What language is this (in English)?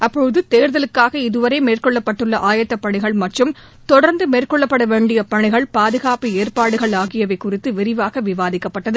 Tamil